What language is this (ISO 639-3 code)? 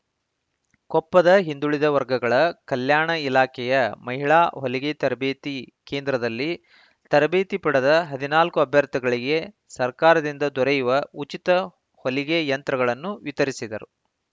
kan